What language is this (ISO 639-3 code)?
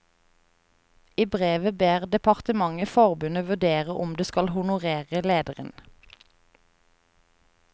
nor